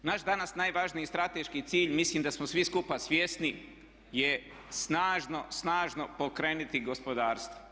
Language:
Croatian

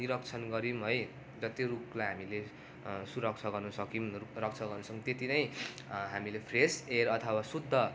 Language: Nepali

